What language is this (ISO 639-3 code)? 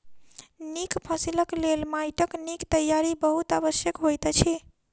mai